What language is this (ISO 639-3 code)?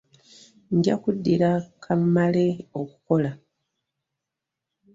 lug